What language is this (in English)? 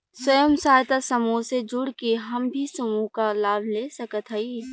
Bhojpuri